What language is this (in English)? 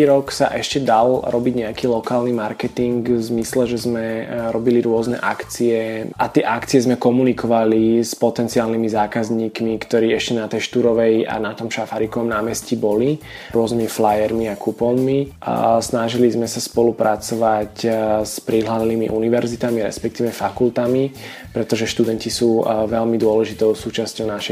Slovak